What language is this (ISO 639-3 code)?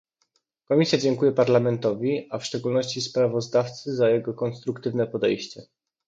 pol